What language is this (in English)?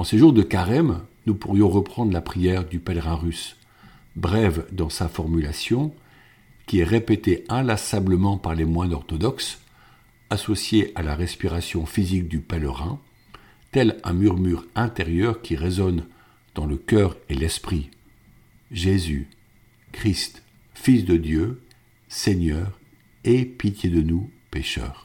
French